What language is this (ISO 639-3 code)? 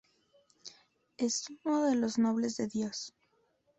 spa